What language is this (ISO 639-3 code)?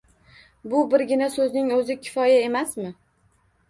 uzb